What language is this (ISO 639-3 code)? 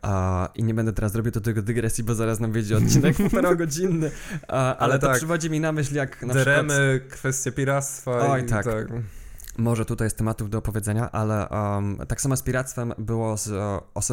pol